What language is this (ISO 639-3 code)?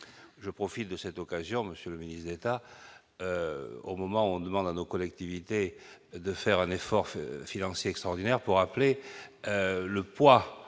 fra